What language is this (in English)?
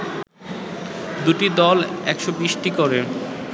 Bangla